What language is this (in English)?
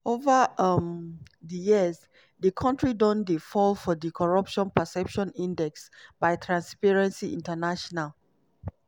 Nigerian Pidgin